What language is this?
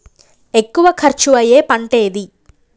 Telugu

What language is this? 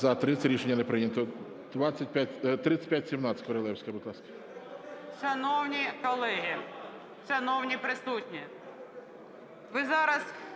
Ukrainian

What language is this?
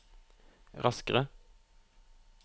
Norwegian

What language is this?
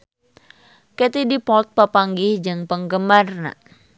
Sundanese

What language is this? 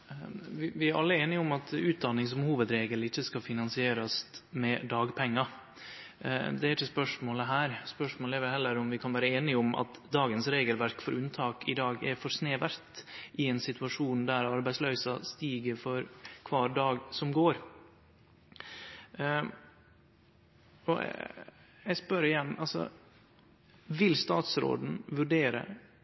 Norwegian Nynorsk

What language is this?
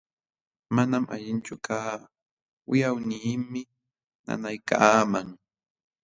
Jauja Wanca Quechua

